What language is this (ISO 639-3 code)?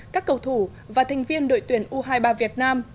vie